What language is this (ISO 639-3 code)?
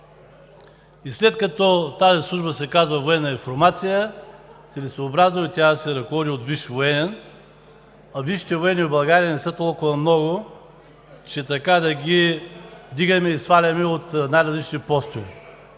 bul